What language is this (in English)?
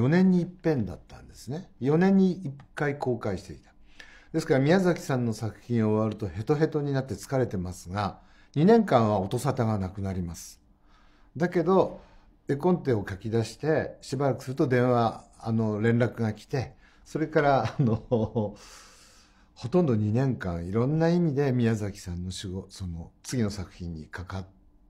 Japanese